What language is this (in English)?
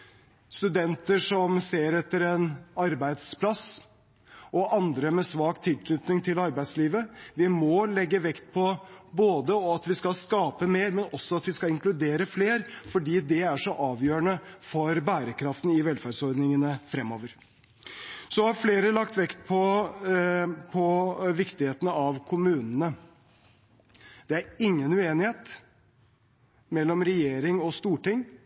Norwegian Bokmål